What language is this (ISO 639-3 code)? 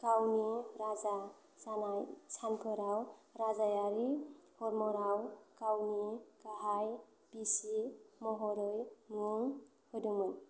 brx